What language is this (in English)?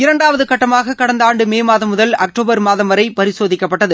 Tamil